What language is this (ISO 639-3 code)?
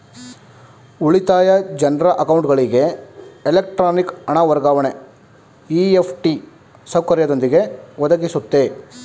kan